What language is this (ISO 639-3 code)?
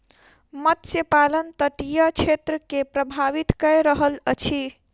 mai